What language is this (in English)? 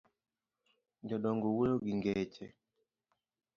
Luo (Kenya and Tanzania)